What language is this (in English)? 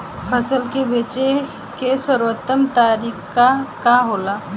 Bhojpuri